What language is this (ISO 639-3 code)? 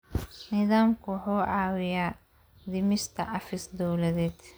som